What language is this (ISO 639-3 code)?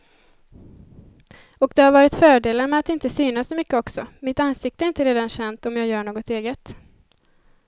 swe